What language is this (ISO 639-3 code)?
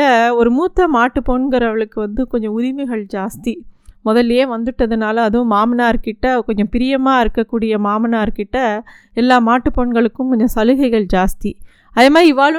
tam